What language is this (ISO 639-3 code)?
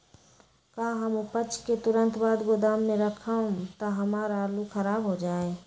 mag